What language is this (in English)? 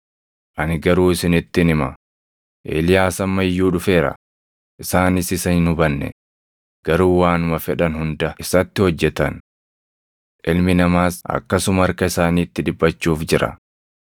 Oromo